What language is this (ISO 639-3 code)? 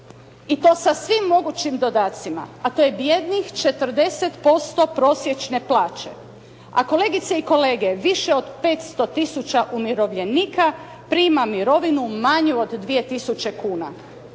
hrv